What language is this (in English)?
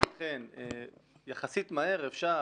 Hebrew